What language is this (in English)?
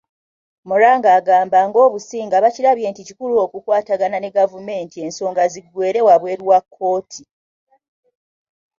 Ganda